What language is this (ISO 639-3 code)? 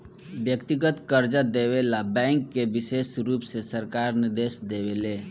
bho